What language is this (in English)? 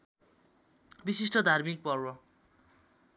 Nepali